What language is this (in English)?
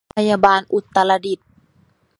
Thai